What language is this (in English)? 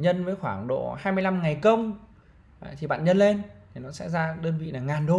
Vietnamese